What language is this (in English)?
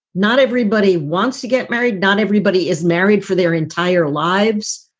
English